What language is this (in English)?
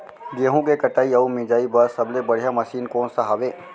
Chhattisgarhi